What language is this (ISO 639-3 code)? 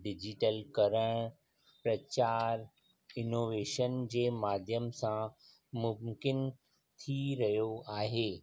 snd